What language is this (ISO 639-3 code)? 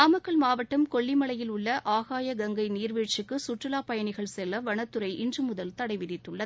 tam